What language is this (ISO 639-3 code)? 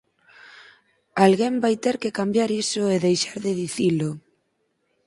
glg